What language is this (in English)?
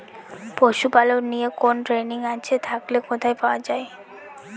Bangla